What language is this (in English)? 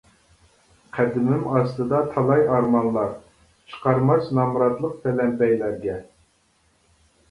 Uyghur